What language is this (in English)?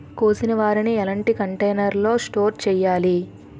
Telugu